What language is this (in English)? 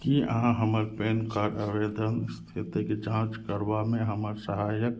Maithili